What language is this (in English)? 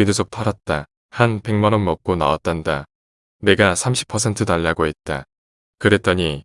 Korean